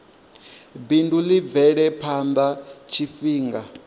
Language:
Venda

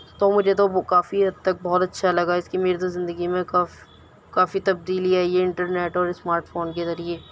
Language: Urdu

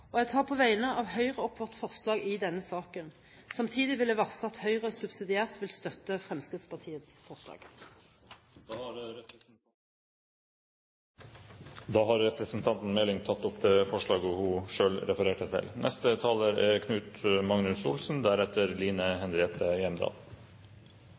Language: Norwegian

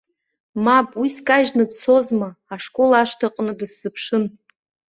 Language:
Abkhazian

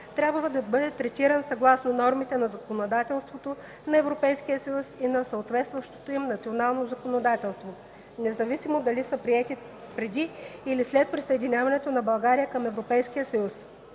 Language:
Bulgarian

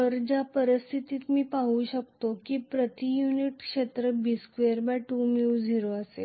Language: Marathi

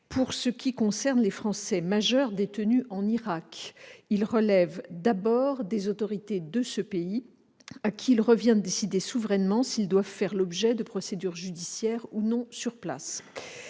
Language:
French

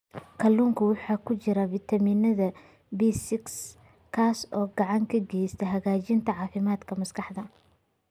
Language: Somali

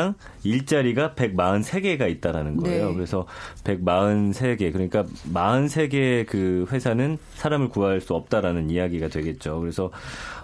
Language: Korean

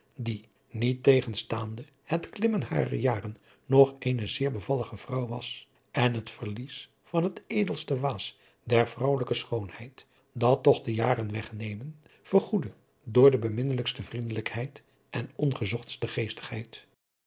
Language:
Dutch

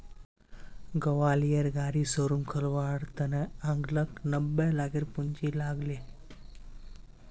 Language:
Magahi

